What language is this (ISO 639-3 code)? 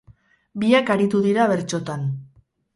eus